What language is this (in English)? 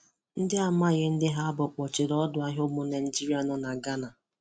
Igbo